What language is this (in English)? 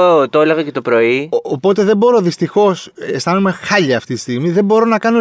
Greek